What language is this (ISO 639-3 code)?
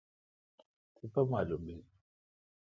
xka